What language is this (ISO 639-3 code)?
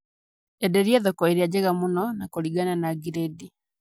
kik